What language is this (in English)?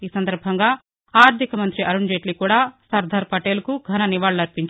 Telugu